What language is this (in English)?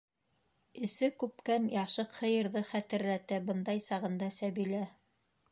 Bashkir